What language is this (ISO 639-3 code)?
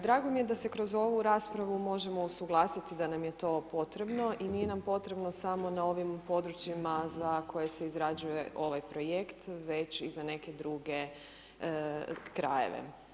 hrv